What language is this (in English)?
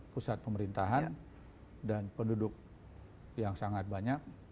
Indonesian